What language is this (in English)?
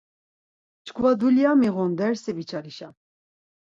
Laz